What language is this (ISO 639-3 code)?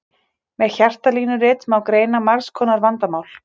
isl